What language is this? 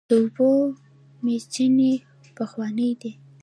Pashto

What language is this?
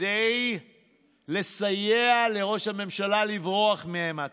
Hebrew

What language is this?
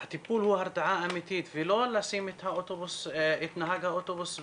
Hebrew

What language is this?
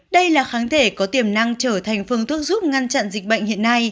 Vietnamese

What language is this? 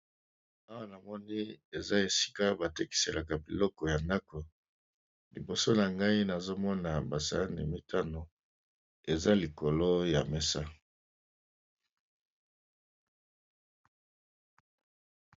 Lingala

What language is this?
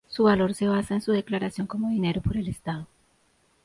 Spanish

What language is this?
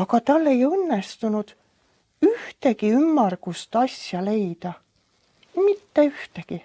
Estonian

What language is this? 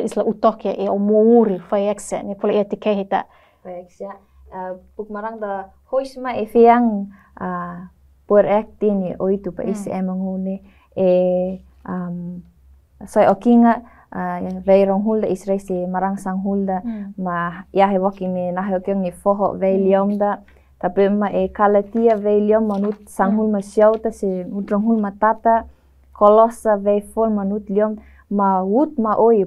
Indonesian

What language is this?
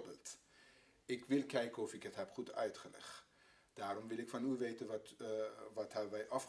Dutch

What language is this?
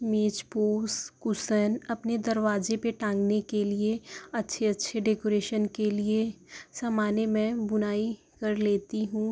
Urdu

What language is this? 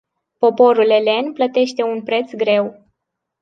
Romanian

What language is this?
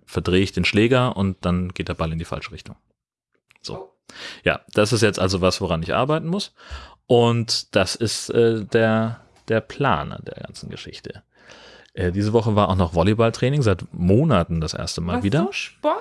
German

